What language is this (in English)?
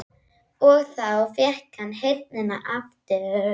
Icelandic